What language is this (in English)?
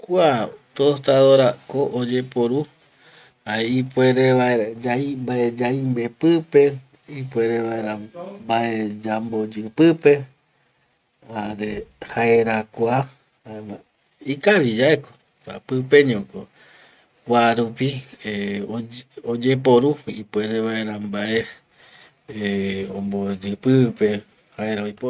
Eastern Bolivian Guaraní